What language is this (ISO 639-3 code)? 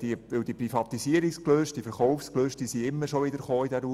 gsw